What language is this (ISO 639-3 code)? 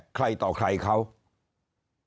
tha